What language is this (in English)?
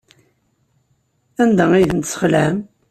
Kabyle